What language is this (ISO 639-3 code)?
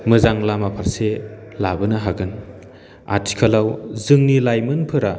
brx